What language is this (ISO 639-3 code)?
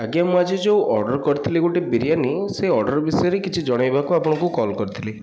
ori